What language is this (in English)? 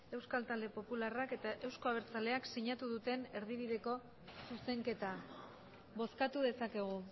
Basque